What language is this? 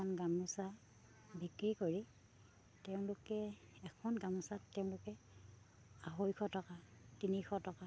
Assamese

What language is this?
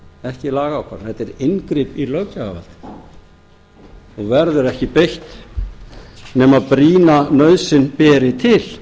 Icelandic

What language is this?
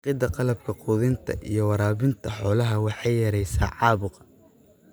Somali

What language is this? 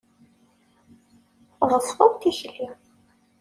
Kabyle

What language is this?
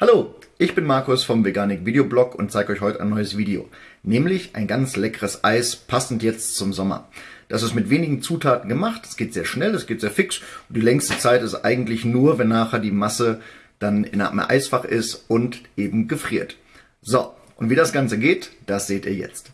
German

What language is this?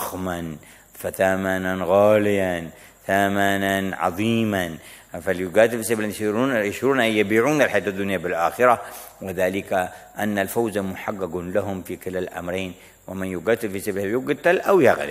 Arabic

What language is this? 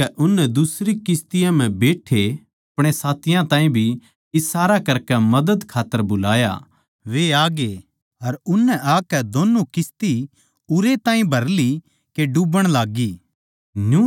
Haryanvi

